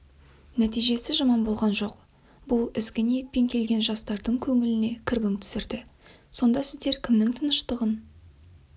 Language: Kazakh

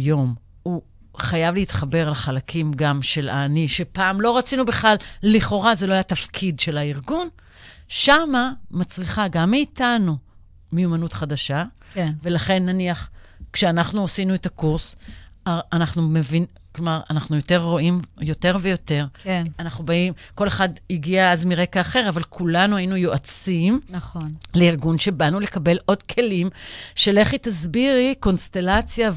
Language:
Hebrew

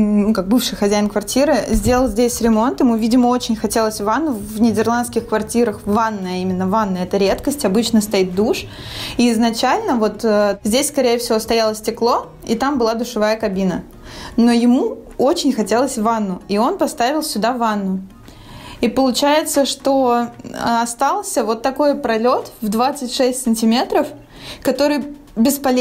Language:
Russian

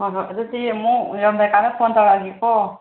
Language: Manipuri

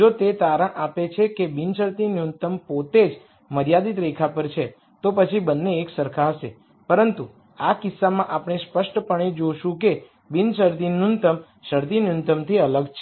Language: Gujarati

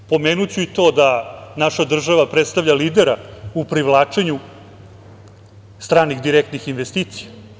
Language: Serbian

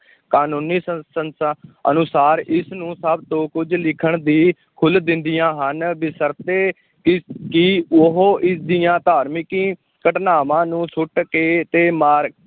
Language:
Punjabi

